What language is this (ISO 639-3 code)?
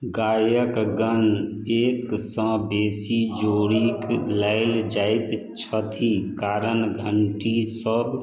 mai